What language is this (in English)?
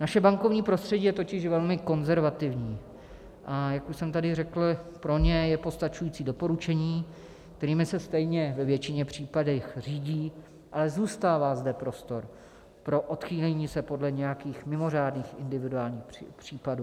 Czech